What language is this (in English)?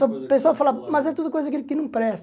Portuguese